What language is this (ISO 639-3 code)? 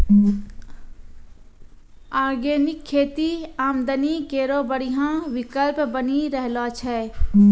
mai